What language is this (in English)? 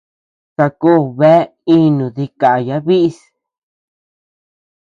Tepeuxila Cuicatec